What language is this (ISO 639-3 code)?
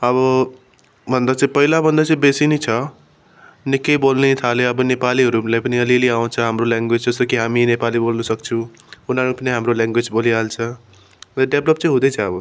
nep